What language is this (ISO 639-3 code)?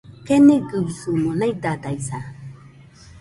hux